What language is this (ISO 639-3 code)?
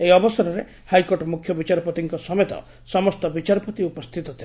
ori